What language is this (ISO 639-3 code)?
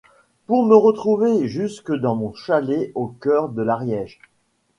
fra